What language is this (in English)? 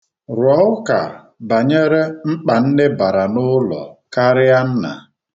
Igbo